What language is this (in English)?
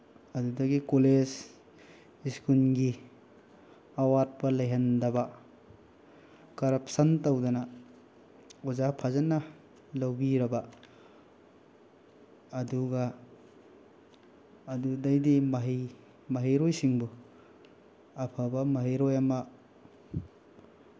Manipuri